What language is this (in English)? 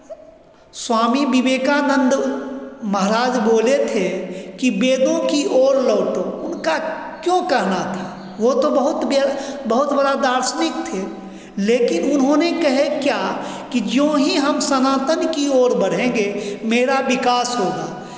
Hindi